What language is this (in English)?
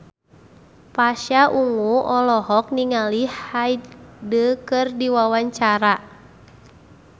Sundanese